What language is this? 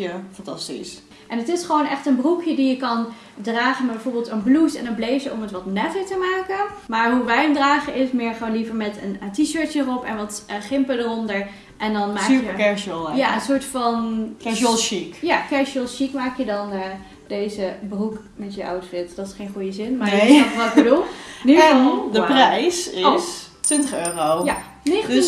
Dutch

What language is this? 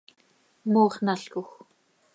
Seri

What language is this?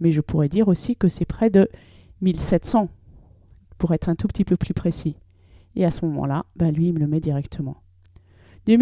French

